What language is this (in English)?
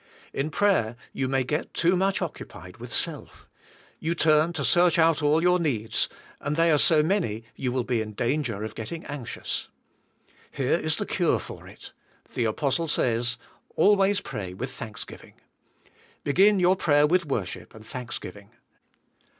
English